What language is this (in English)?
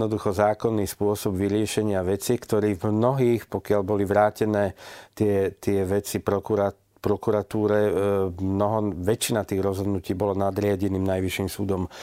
Slovak